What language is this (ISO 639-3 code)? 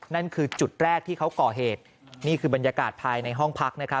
tha